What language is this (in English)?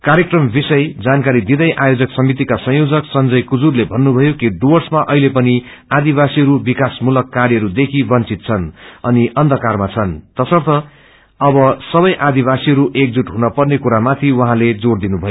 Nepali